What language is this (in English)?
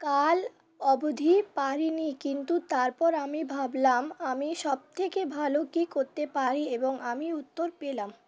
Bangla